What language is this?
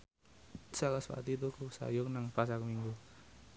Javanese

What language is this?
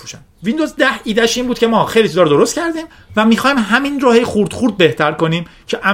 Persian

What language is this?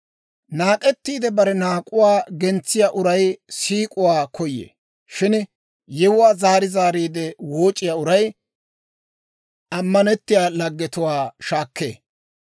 Dawro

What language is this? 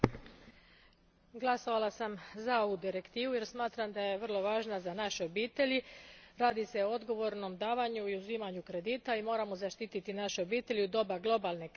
Croatian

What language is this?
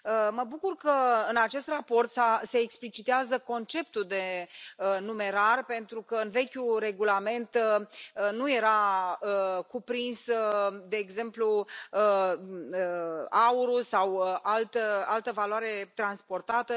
Romanian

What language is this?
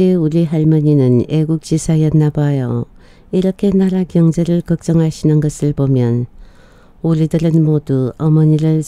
Korean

